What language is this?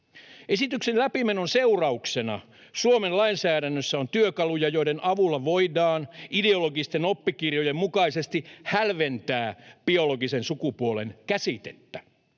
Finnish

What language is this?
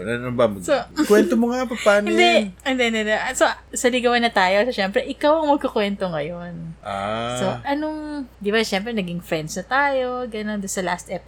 Filipino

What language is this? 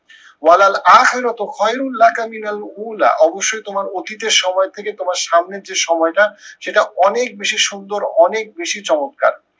Bangla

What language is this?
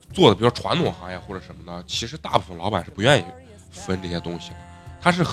Chinese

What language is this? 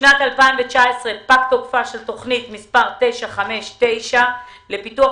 Hebrew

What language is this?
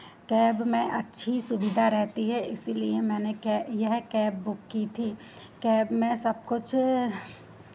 Hindi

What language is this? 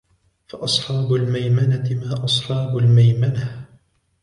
Arabic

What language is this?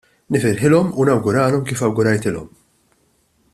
Maltese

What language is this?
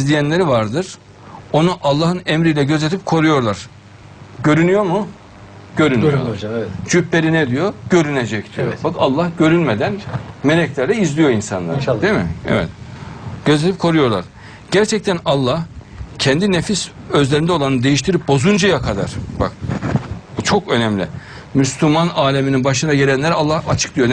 Turkish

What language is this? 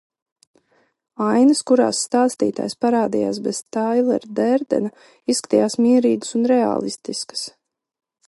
Latvian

